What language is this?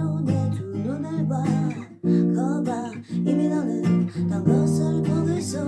English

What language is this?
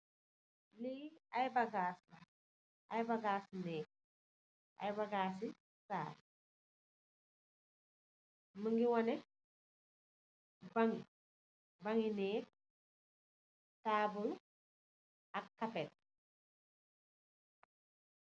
Wolof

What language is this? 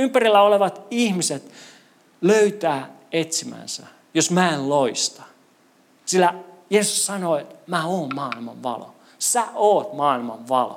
Finnish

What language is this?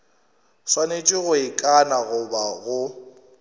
Northern Sotho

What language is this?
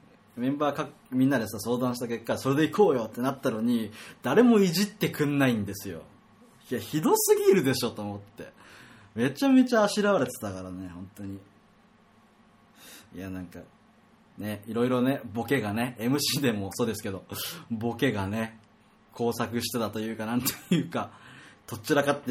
Japanese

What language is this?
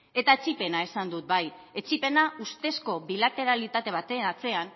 Basque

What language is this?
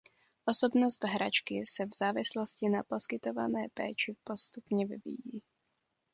Czech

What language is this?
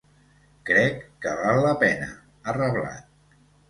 Catalan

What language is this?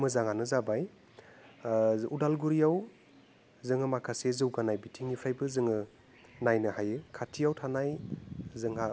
Bodo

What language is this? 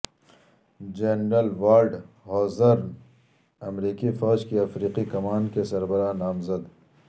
Urdu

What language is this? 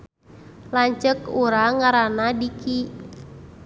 Sundanese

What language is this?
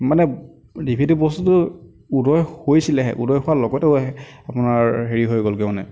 Assamese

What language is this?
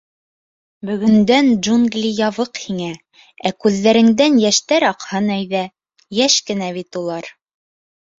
Bashkir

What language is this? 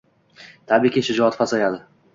Uzbek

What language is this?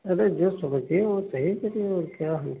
Hindi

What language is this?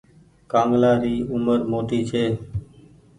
Goaria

